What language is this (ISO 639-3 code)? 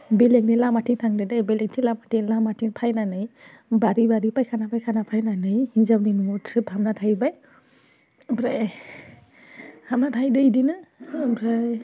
brx